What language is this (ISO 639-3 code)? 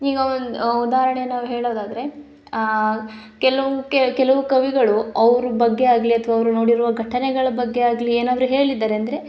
kan